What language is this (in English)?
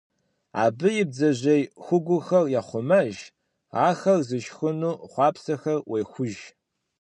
Kabardian